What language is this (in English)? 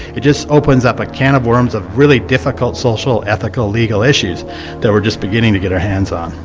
English